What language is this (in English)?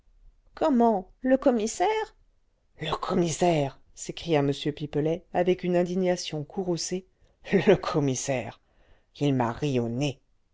French